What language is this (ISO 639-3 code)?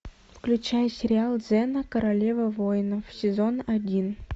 rus